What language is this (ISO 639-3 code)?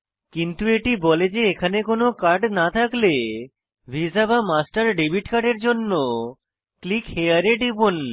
ben